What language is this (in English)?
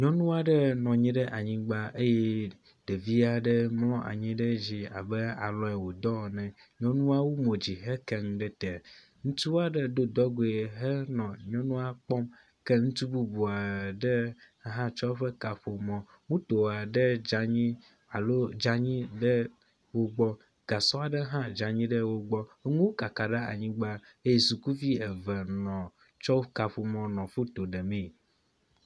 Ewe